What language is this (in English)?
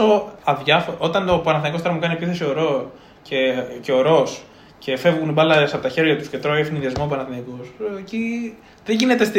Greek